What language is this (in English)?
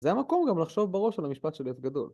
Hebrew